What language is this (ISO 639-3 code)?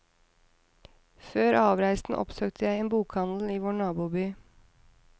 nor